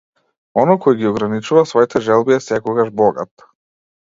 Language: Macedonian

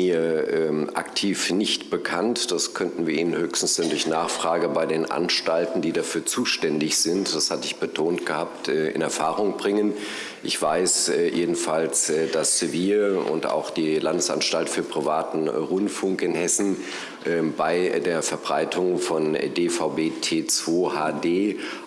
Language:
German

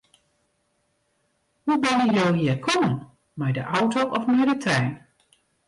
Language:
Western Frisian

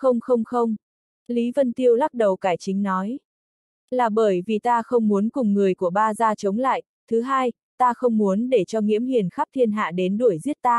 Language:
Vietnamese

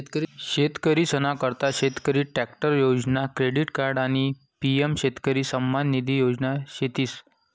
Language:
Marathi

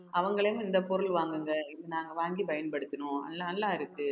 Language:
Tamil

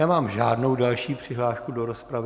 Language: Czech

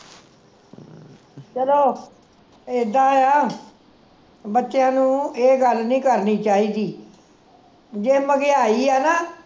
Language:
Punjabi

